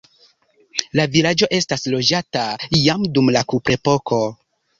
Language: Esperanto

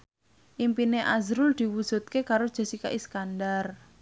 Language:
Javanese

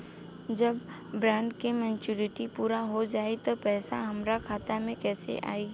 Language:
Bhojpuri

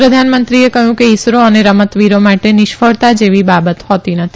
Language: Gujarati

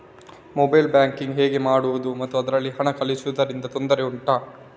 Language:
Kannada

